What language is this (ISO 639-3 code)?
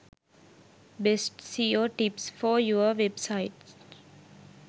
sin